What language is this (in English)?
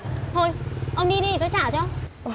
Vietnamese